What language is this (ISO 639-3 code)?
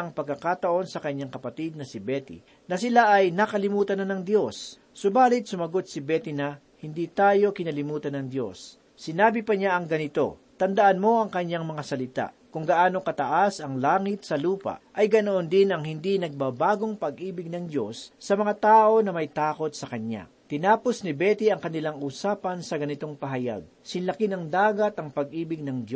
fil